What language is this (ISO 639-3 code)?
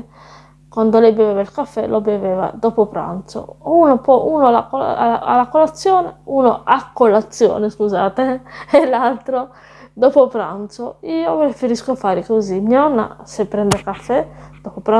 ita